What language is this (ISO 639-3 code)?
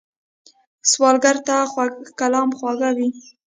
pus